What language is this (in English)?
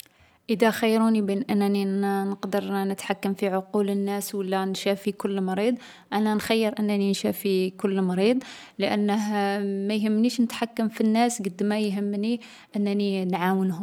Algerian Arabic